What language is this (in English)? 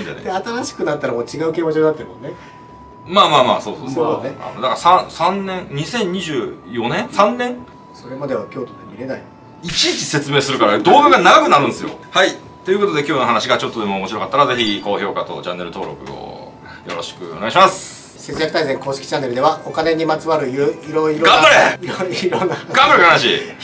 Japanese